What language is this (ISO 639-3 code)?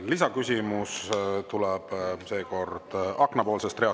est